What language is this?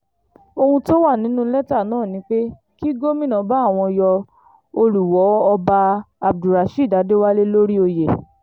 Yoruba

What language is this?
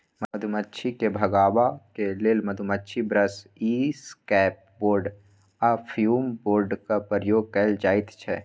Maithili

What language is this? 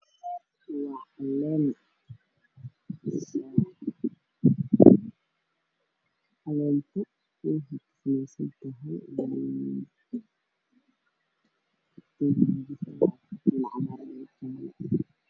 Somali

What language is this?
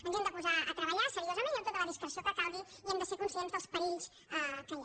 Catalan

